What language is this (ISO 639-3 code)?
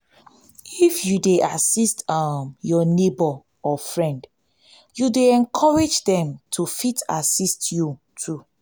pcm